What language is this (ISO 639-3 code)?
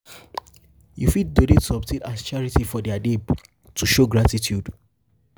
pcm